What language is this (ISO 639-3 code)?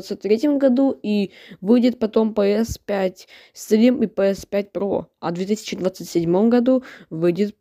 rus